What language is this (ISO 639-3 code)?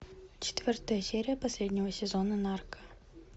rus